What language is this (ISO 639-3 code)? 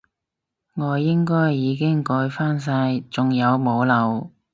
yue